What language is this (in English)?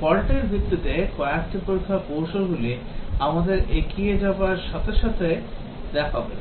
Bangla